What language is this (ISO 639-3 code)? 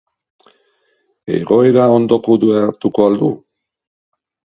eus